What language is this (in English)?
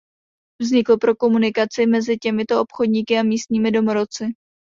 Czech